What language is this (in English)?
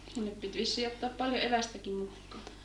Finnish